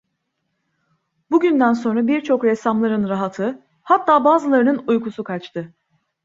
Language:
Turkish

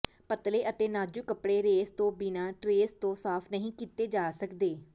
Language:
Punjabi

